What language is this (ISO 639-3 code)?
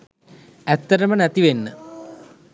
sin